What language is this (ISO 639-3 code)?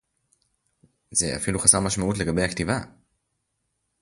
heb